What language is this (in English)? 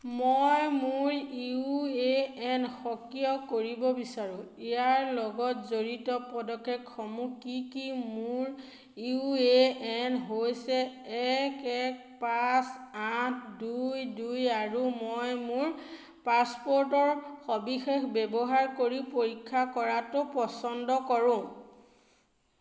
Assamese